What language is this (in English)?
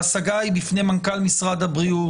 Hebrew